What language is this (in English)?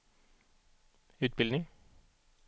Swedish